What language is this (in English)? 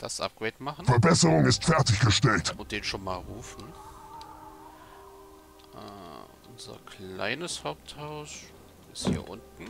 German